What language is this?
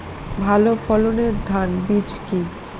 Bangla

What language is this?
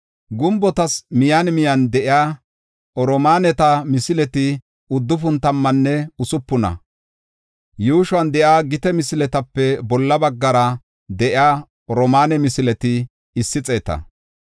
Gofa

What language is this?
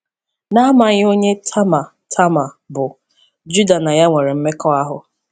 Igbo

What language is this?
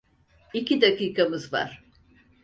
Turkish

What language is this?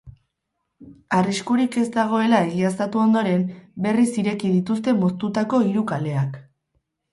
Basque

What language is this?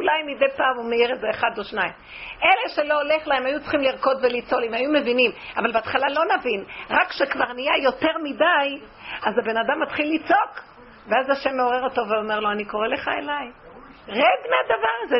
Hebrew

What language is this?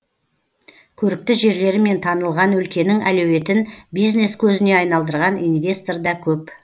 Kazakh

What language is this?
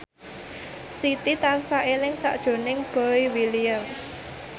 Javanese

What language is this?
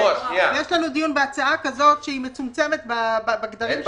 Hebrew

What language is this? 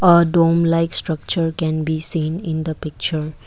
English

